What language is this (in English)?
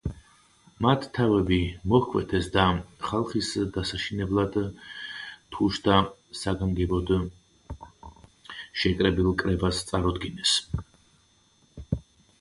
Georgian